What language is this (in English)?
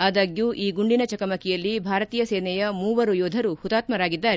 Kannada